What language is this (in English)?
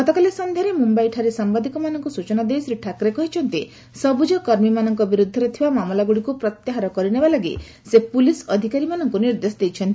Odia